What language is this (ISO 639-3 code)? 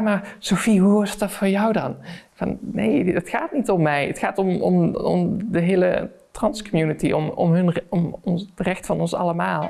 nld